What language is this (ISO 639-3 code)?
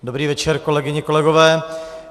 ces